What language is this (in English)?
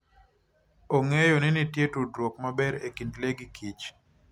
Luo (Kenya and Tanzania)